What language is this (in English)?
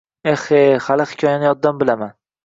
Uzbek